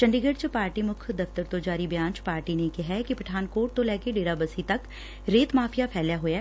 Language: Punjabi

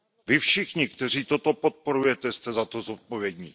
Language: Czech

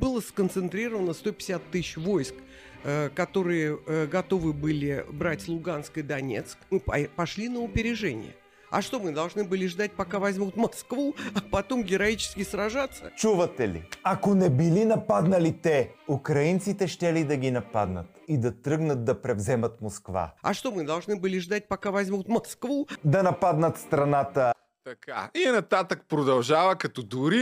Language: Bulgarian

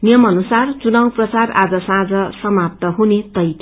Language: Nepali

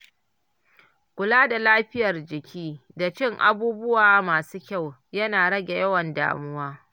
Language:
Hausa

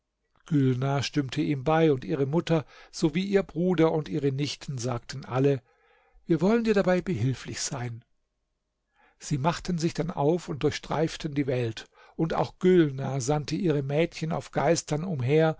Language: German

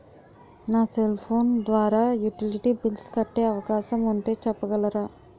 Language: Telugu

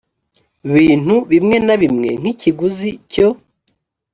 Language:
Kinyarwanda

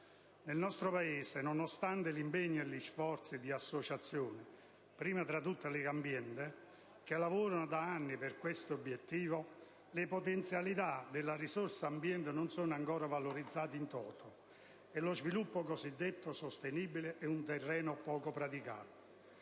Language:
Italian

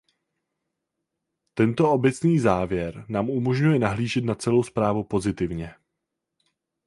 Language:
Czech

